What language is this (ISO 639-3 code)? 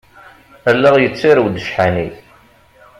kab